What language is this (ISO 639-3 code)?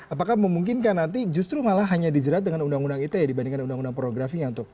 ind